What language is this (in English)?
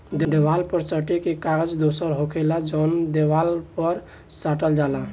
Bhojpuri